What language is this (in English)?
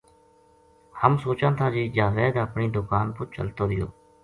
Gujari